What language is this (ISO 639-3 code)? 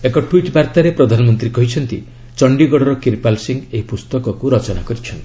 ori